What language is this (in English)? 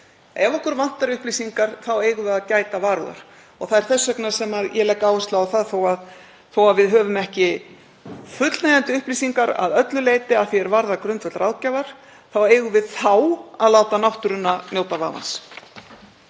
Icelandic